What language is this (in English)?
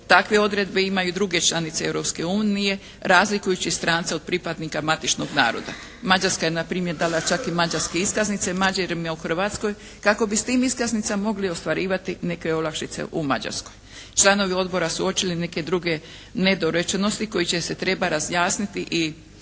Croatian